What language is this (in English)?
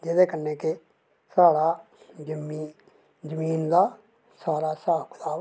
Dogri